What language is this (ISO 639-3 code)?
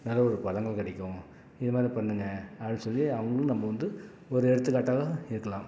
tam